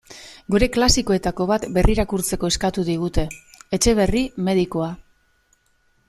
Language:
Basque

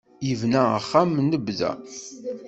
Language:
Kabyle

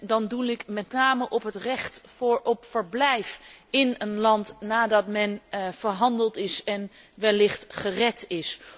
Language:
Dutch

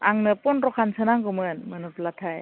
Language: Bodo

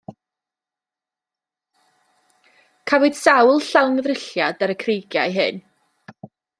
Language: Welsh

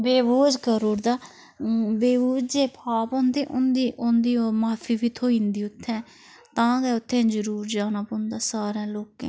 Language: Dogri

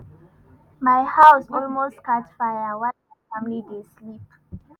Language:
Nigerian Pidgin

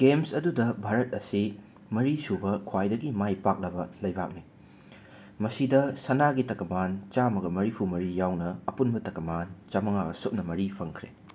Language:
Manipuri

